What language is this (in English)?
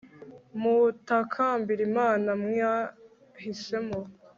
Kinyarwanda